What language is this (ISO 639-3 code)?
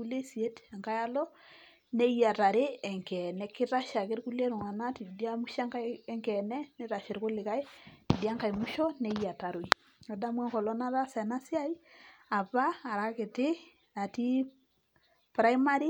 mas